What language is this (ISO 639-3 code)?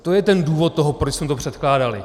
ces